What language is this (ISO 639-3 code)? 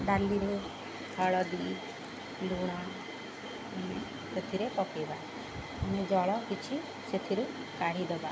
ori